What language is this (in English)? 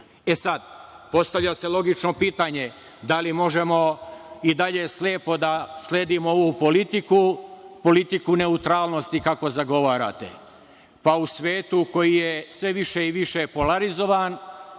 Serbian